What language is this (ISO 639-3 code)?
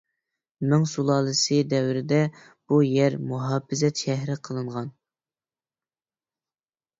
uig